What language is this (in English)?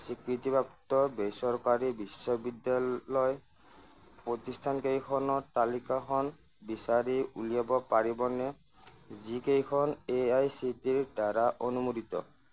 Assamese